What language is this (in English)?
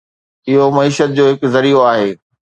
Sindhi